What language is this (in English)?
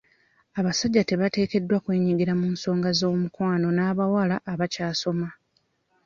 Ganda